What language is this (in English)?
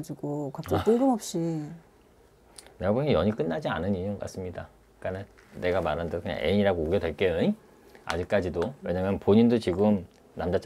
Korean